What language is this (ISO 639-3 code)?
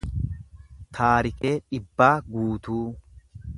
orm